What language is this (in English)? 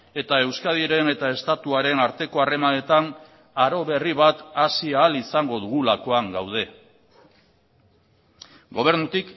Basque